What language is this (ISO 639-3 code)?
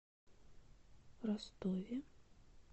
rus